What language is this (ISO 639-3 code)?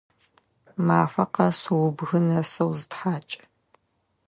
ady